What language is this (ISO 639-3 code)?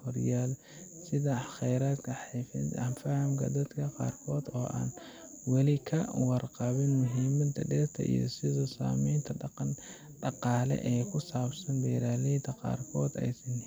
som